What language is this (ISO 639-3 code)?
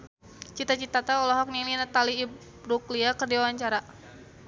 sun